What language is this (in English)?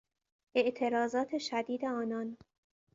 Persian